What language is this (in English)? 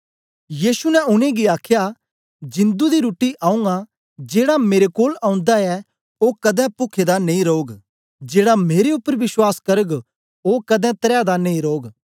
Dogri